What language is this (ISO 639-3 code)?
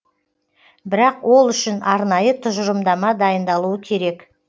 kaz